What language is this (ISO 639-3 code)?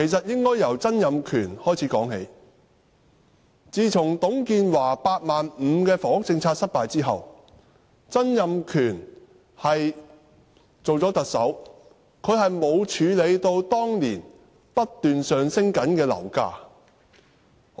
yue